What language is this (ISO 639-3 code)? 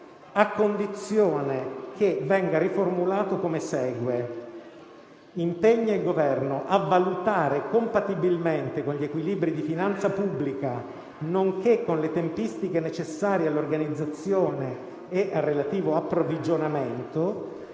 ita